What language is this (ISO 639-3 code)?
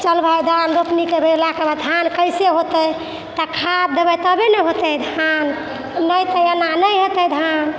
mai